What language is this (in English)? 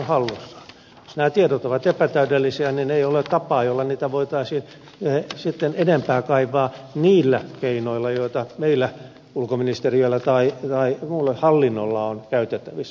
Finnish